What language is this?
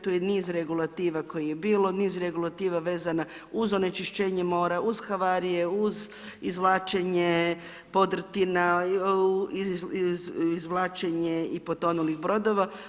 Croatian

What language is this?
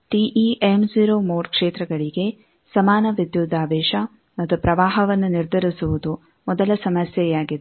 Kannada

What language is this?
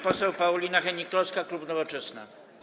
Polish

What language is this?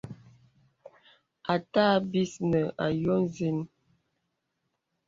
Bebele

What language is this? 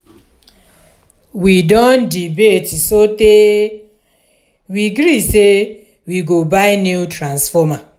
Nigerian Pidgin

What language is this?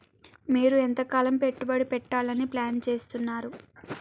Telugu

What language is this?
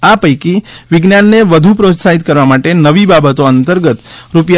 Gujarati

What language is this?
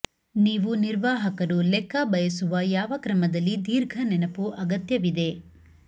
Kannada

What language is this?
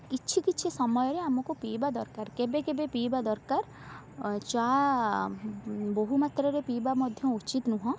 Odia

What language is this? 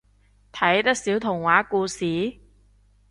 Cantonese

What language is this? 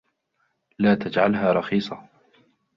Arabic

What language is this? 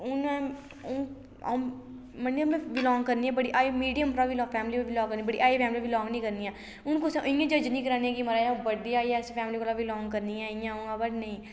Dogri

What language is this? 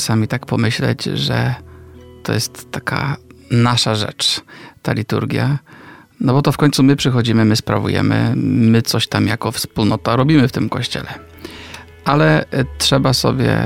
Polish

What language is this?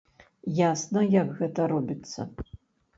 Belarusian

